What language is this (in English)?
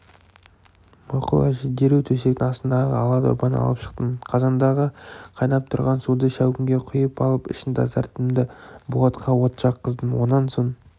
Kazakh